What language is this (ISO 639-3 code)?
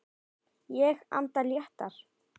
isl